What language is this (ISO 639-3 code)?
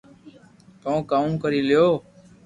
lrk